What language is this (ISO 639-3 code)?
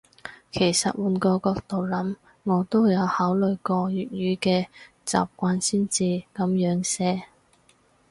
yue